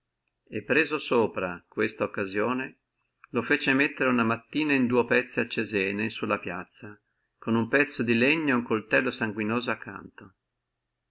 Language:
Italian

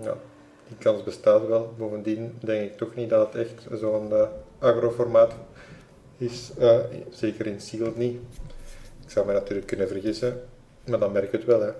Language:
Dutch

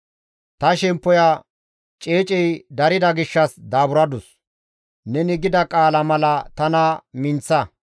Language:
Gamo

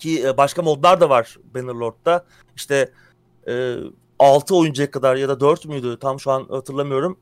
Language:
Turkish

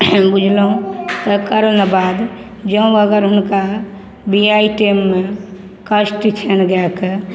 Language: Maithili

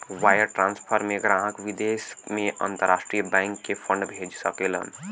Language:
Bhojpuri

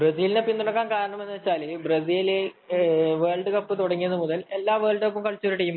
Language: Malayalam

